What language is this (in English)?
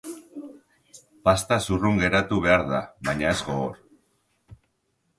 Basque